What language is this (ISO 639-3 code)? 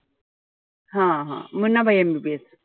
mar